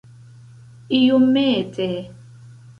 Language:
Esperanto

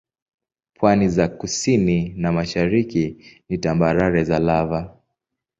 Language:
Swahili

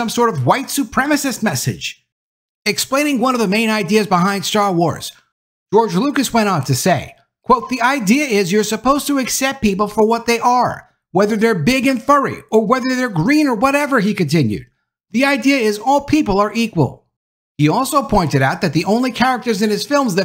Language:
English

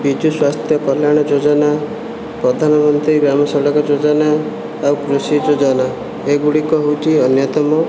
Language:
Odia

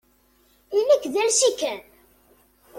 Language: Kabyle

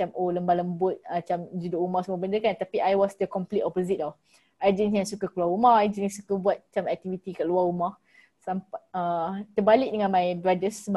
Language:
Malay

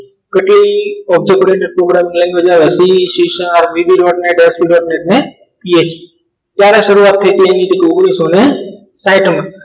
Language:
Gujarati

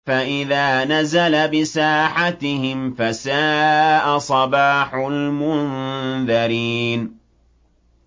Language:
Arabic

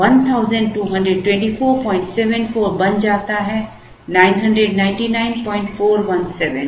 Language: Hindi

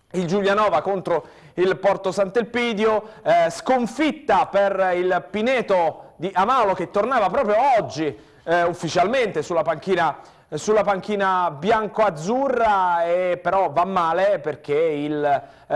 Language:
Italian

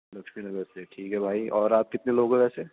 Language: Urdu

